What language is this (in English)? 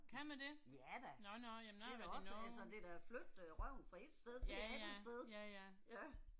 Danish